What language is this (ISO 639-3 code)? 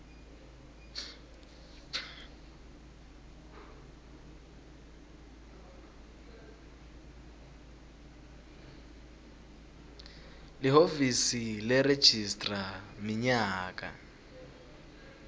ssw